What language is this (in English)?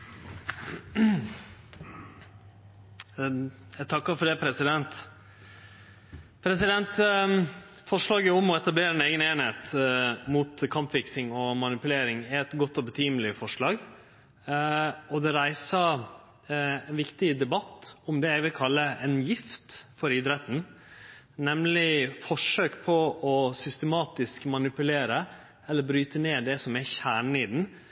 Norwegian Nynorsk